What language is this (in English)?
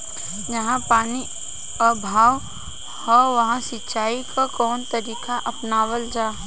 Bhojpuri